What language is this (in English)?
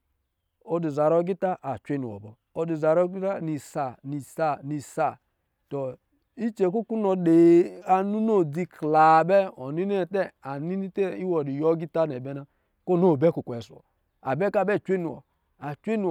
Lijili